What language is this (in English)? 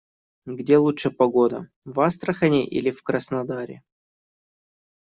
Russian